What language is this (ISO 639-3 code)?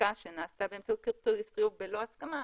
heb